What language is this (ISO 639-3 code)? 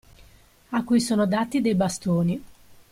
ita